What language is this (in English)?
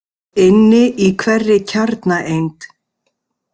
Icelandic